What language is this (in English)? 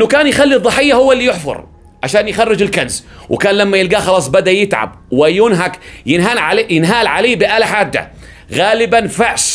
Arabic